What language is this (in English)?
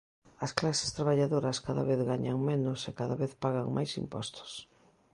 Galician